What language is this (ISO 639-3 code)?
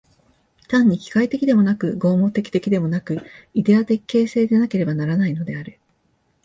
jpn